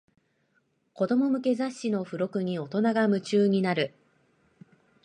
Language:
Japanese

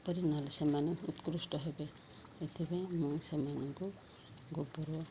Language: Odia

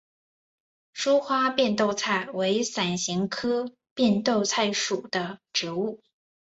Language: Chinese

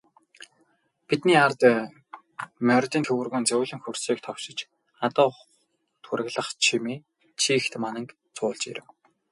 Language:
Mongolian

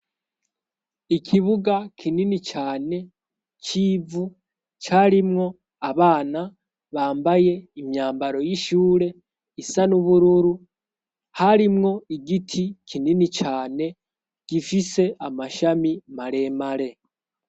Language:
Rundi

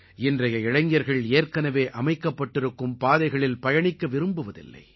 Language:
Tamil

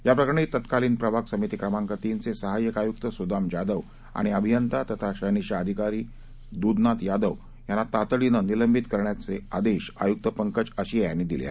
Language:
Marathi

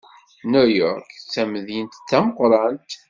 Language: Kabyle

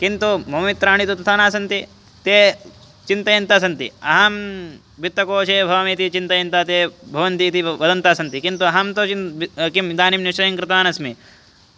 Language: Sanskrit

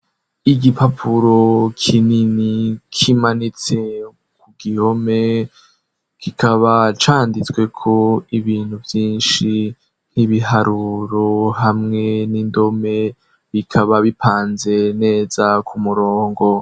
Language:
Rundi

